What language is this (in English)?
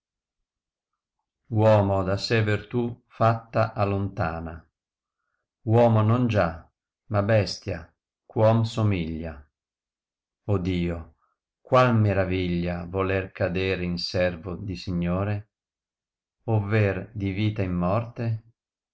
Italian